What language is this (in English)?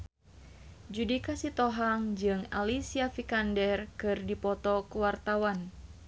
Sundanese